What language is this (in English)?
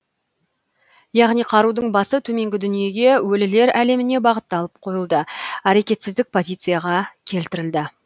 Kazakh